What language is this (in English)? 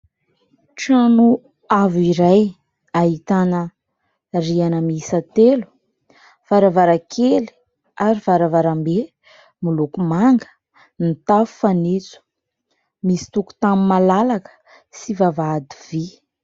Malagasy